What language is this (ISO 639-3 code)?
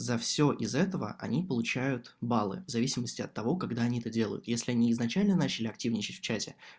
rus